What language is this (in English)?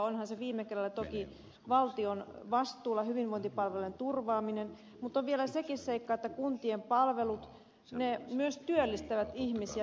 Finnish